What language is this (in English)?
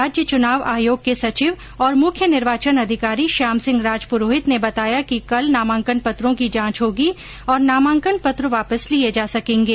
Hindi